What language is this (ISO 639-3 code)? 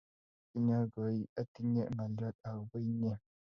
kln